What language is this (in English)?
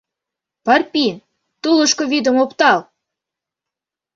Mari